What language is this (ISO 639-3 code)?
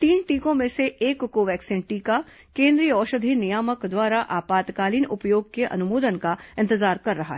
hin